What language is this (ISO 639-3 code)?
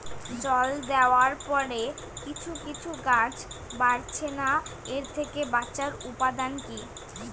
ben